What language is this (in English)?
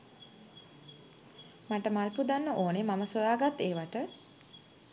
Sinhala